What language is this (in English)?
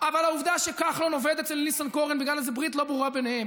Hebrew